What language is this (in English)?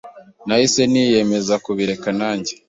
Kinyarwanda